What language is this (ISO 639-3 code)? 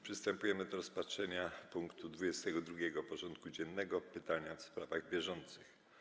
pol